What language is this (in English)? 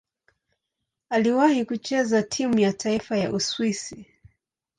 Swahili